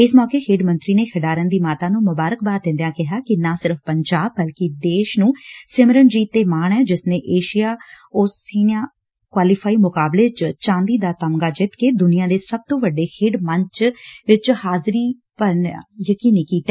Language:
Punjabi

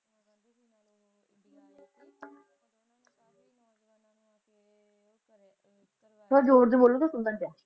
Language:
Punjabi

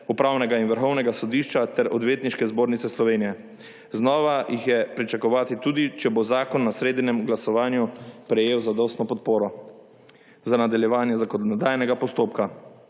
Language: Slovenian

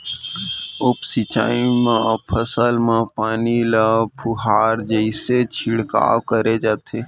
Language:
Chhattisgarhi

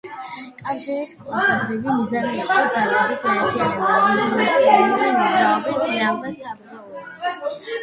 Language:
Georgian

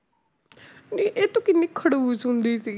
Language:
Punjabi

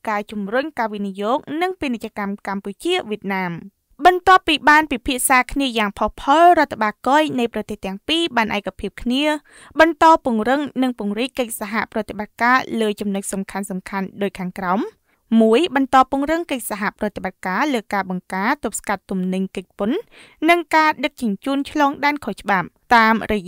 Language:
Thai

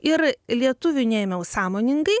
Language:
Lithuanian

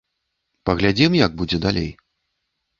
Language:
Belarusian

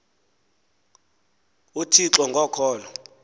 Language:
Xhosa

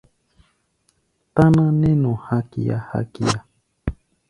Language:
Gbaya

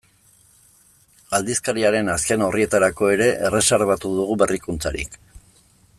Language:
Basque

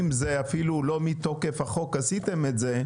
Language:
Hebrew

